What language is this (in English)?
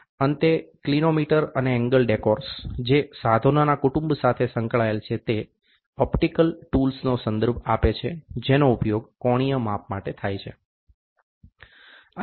Gujarati